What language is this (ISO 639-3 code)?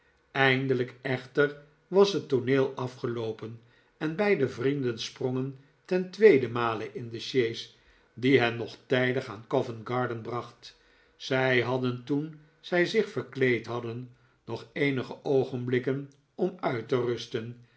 nld